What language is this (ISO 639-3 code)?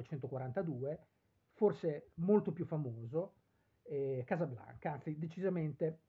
ita